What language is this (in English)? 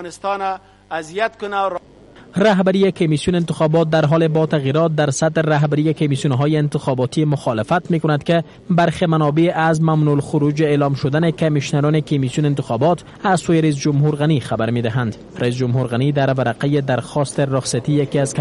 Persian